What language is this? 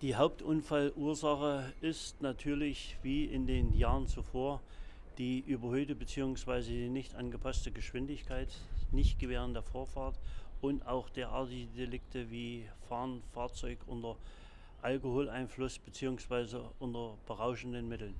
German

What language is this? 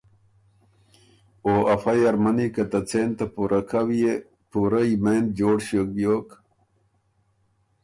Ormuri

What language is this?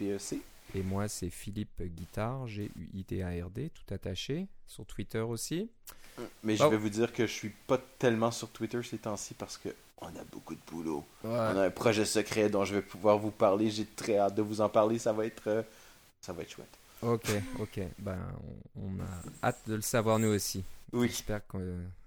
French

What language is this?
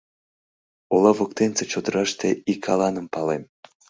Mari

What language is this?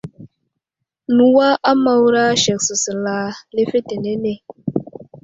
Wuzlam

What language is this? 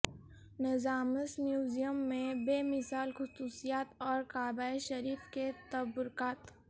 Urdu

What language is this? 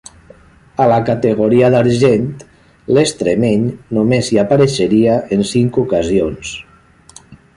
Catalan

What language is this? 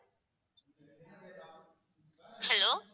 Tamil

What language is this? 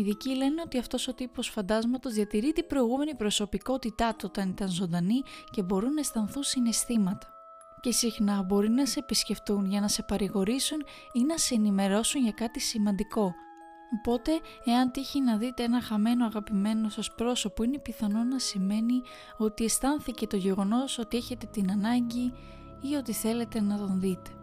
Greek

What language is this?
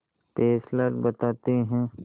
Hindi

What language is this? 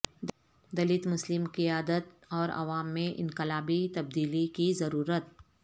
Urdu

